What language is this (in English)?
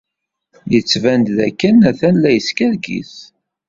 Kabyle